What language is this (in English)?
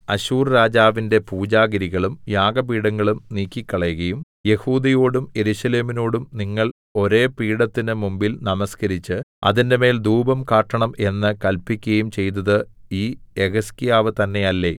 Malayalam